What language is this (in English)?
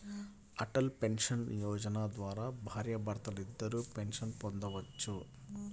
Telugu